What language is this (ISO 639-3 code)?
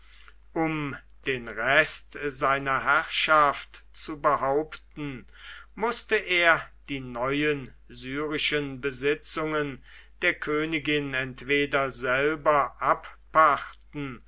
deu